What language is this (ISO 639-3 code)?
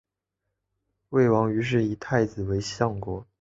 zho